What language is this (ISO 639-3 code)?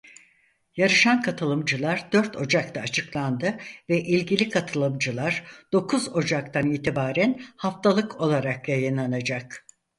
tur